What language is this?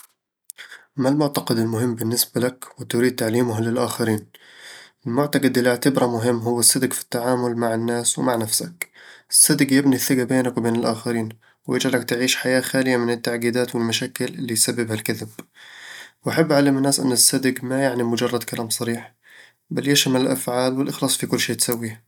Eastern Egyptian Bedawi Arabic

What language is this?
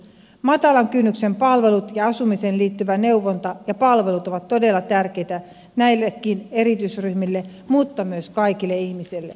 Finnish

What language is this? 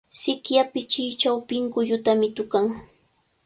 Cajatambo North Lima Quechua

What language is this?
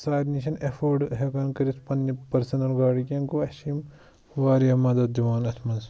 Kashmiri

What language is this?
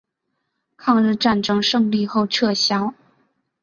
Chinese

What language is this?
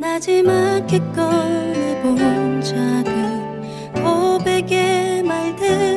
Korean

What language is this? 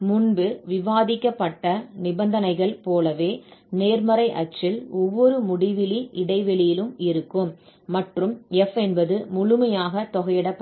Tamil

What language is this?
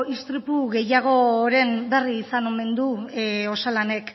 Basque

